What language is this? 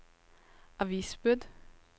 Norwegian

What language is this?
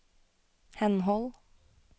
Norwegian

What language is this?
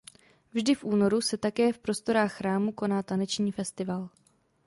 Czech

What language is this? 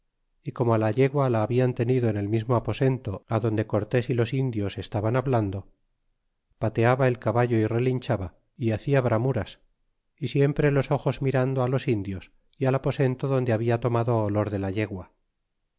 Spanish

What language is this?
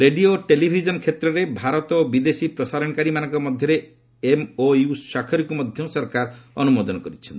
Odia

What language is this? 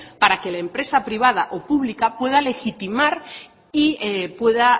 Spanish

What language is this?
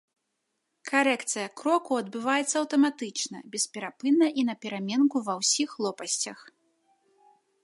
Belarusian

